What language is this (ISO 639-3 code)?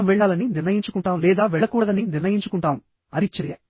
tel